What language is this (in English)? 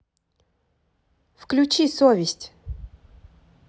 Russian